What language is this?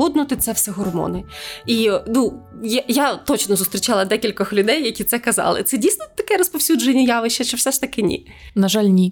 Ukrainian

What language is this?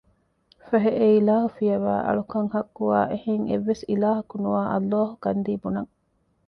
Divehi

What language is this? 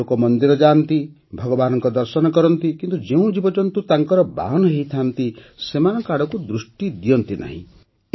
Odia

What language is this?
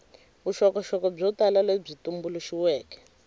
Tsonga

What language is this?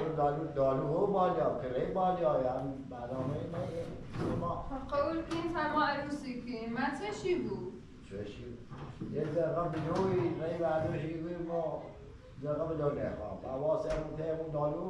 Persian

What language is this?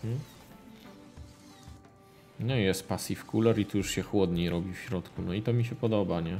Polish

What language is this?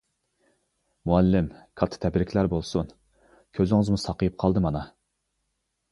Uyghur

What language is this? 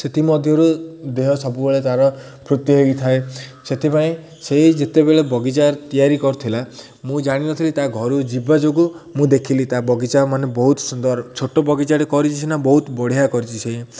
Odia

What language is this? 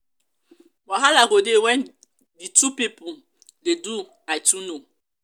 Nigerian Pidgin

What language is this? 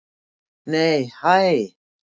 Icelandic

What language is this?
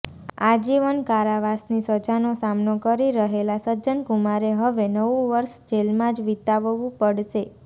Gujarati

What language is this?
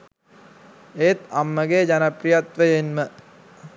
Sinhala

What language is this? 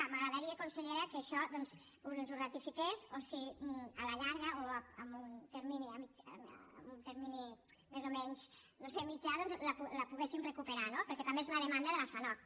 Catalan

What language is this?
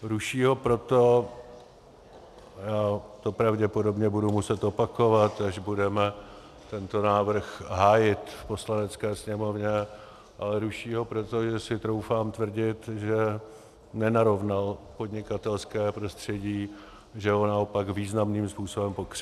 Czech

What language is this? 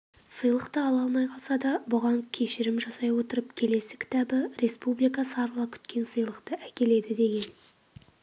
Kazakh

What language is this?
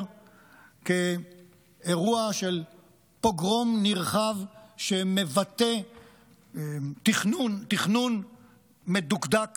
Hebrew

